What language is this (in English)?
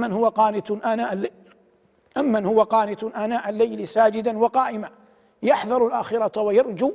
Arabic